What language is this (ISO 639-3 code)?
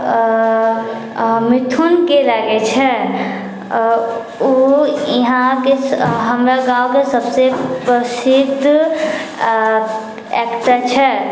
mai